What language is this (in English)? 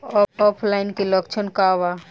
Bhojpuri